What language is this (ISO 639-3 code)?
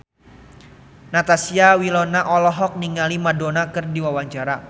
sun